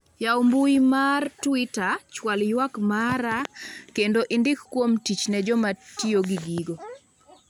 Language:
Luo (Kenya and Tanzania)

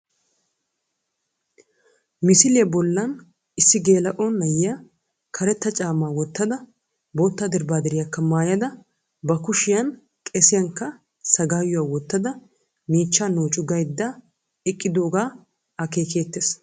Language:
Wolaytta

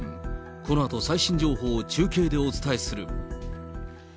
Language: Japanese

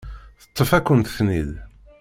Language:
Kabyle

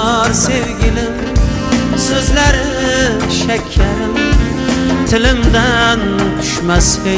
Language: Turkish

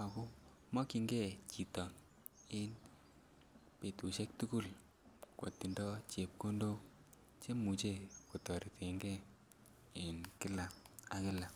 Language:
Kalenjin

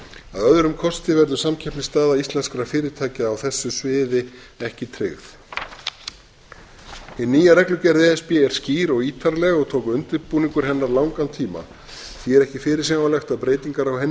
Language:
Icelandic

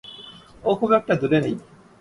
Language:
Bangla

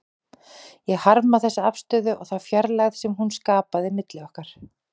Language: Icelandic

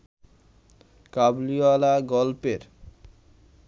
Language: Bangla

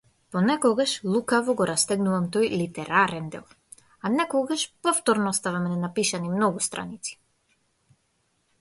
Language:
Macedonian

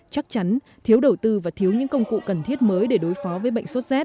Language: Vietnamese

